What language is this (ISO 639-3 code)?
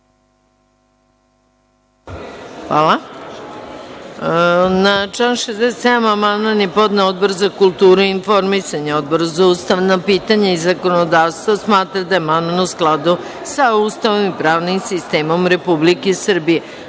srp